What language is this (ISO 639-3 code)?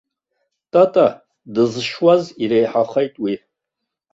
abk